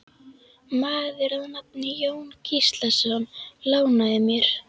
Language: Icelandic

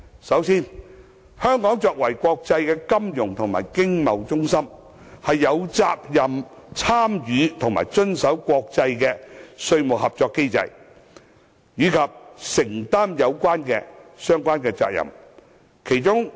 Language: Cantonese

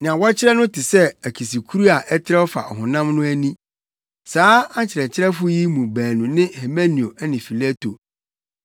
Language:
Akan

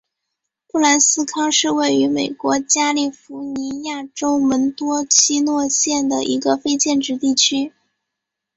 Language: Chinese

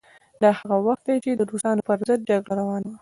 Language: Pashto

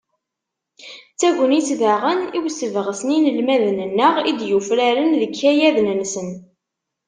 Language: Kabyle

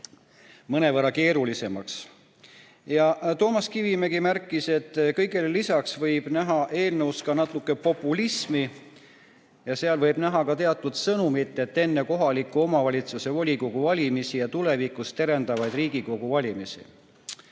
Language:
Estonian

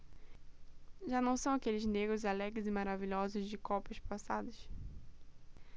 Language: Portuguese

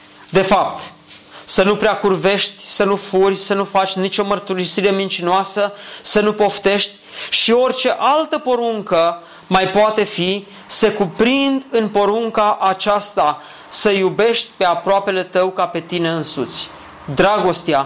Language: Romanian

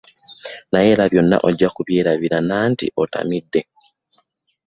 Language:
Ganda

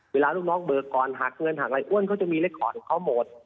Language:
Thai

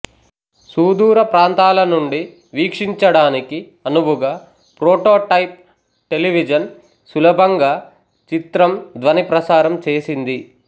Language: Telugu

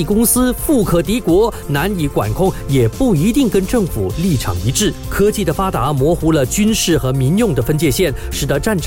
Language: Chinese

